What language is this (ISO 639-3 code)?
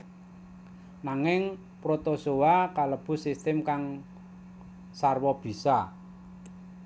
jav